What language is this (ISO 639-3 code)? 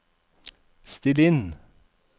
nor